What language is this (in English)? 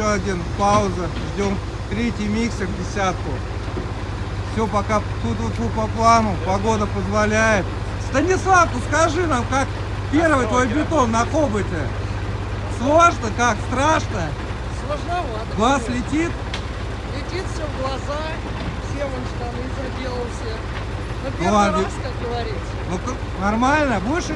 Russian